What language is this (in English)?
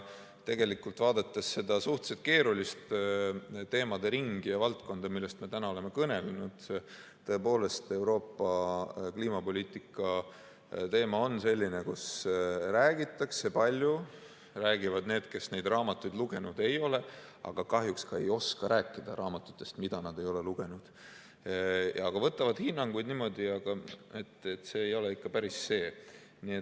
Estonian